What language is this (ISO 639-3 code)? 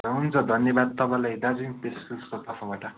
nep